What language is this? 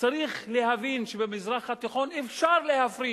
Hebrew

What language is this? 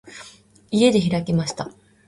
Japanese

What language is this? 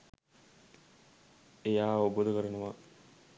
Sinhala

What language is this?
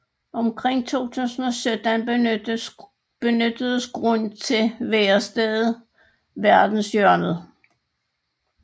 Danish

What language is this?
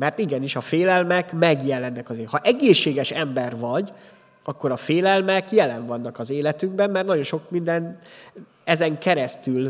Hungarian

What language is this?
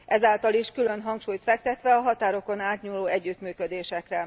Hungarian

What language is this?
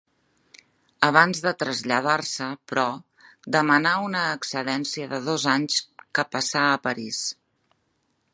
Catalan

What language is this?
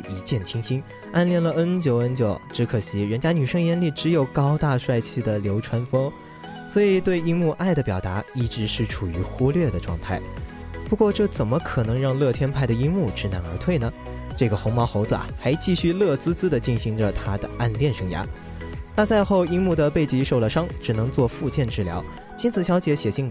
Chinese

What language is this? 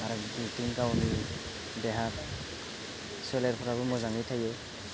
Bodo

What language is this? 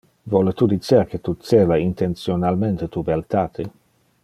Interlingua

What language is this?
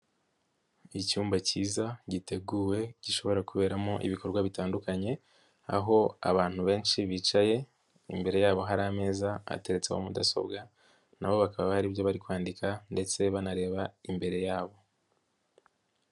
Kinyarwanda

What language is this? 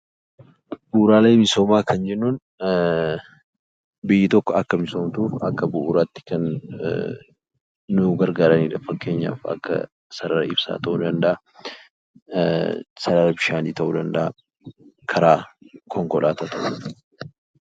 Oromo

